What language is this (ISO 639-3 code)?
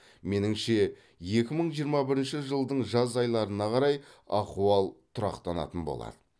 kaz